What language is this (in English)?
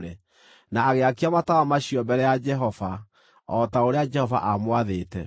Kikuyu